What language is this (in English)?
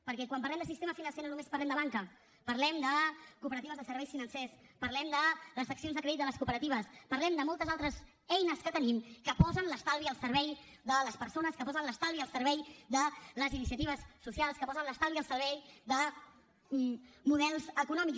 Catalan